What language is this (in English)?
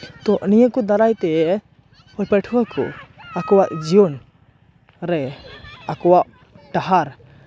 Santali